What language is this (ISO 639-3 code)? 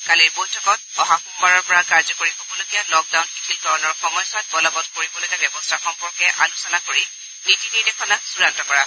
asm